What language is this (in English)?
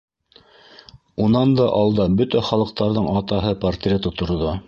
Bashkir